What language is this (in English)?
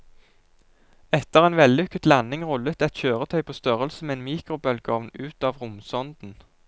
Norwegian